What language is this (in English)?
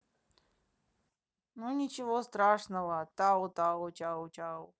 Russian